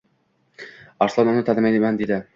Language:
Uzbek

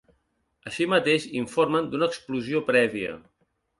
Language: Catalan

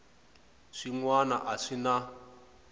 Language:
Tsonga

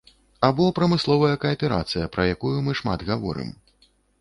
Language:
Belarusian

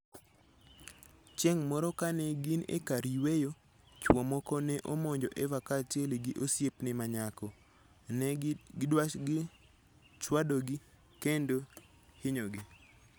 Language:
Luo (Kenya and Tanzania)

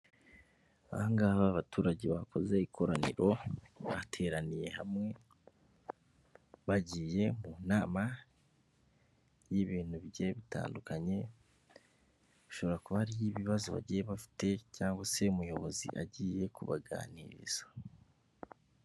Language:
Kinyarwanda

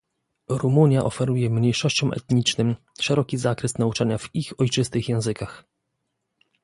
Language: Polish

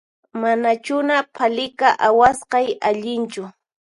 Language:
Puno Quechua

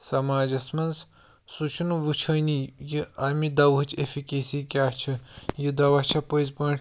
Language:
Kashmiri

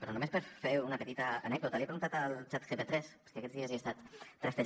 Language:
Catalan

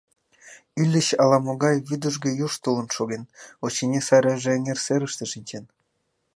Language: Mari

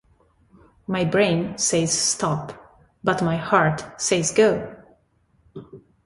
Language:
Italian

